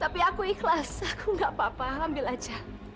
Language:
Indonesian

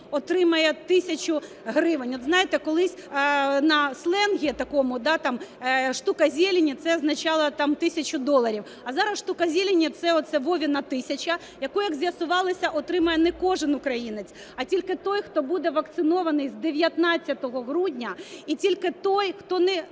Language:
Ukrainian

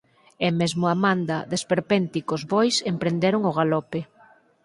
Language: Galician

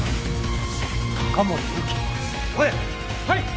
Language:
Japanese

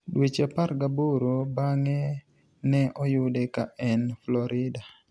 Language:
Luo (Kenya and Tanzania)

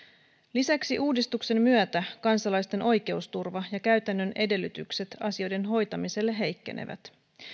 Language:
Finnish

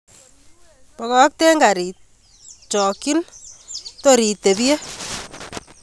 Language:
Kalenjin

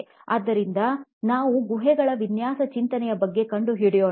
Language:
Kannada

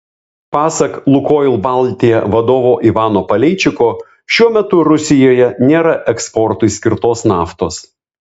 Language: Lithuanian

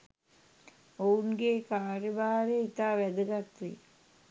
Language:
Sinhala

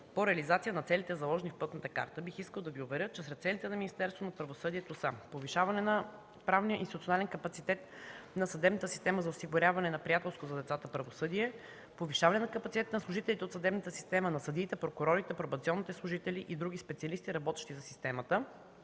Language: Bulgarian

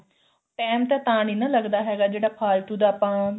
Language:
Punjabi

